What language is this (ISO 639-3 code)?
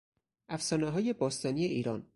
fas